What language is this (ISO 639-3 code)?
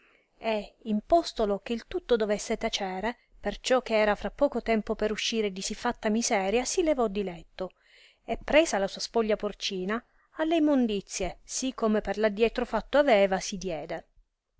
ita